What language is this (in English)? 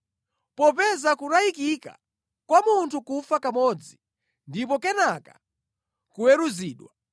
Nyanja